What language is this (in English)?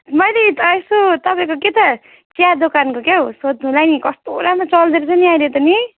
Nepali